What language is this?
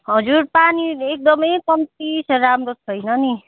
Nepali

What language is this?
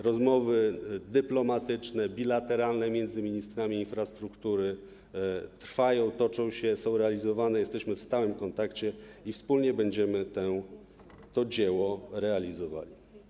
Polish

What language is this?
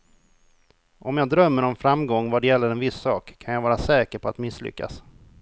Swedish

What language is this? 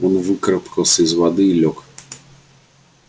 Russian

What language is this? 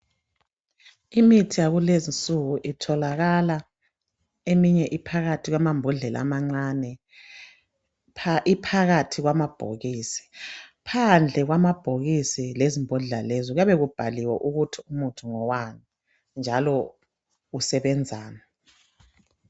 North Ndebele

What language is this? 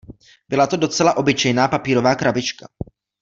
Czech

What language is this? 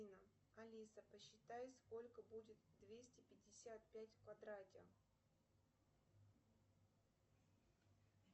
Russian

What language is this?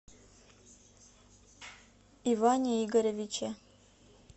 Russian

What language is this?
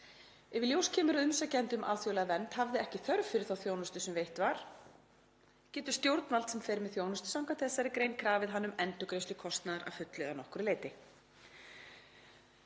Icelandic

